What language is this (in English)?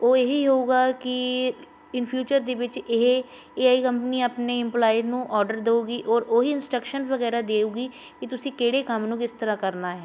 Punjabi